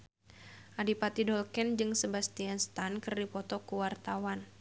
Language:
Sundanese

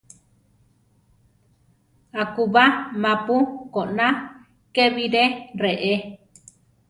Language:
Central Tarahumara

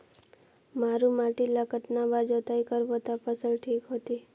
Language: Chhattisgarhi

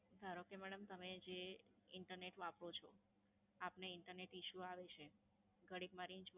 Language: Gujarati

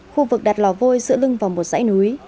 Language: Vietnamese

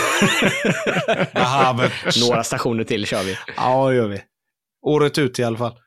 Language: Swedish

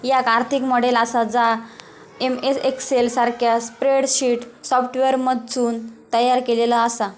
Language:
Marathi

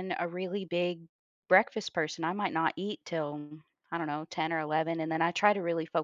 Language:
English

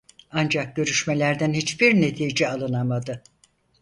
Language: Turkish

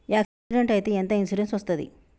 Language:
Telugu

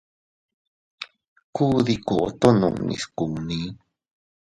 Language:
Teutila Cuicatec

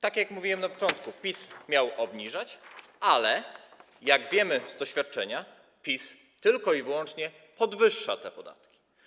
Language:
Polish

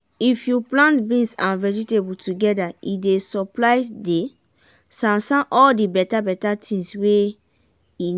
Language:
Nigerian Pidgin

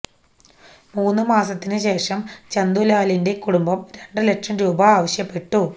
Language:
Malayalam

